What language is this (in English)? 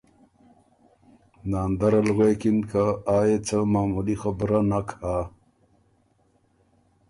Ormuri